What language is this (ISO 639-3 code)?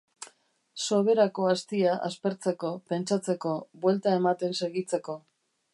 eus